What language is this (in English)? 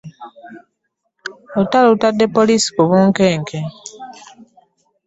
Ganda